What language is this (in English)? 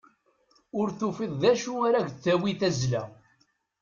Kabyle